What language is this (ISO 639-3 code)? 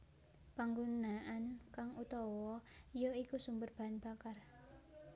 jav